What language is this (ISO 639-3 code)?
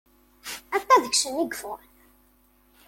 kab